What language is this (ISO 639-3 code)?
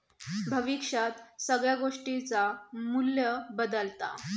mar